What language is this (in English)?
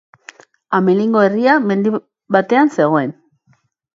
Basque